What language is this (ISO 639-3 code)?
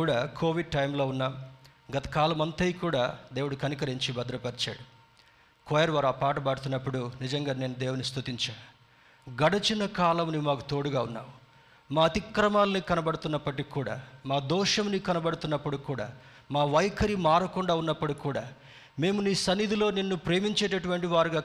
tel